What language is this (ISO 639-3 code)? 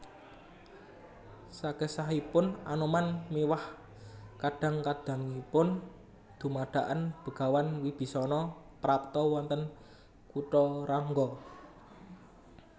jav